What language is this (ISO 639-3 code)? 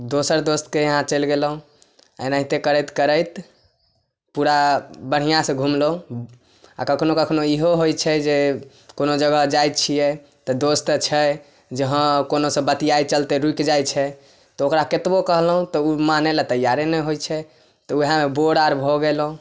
mai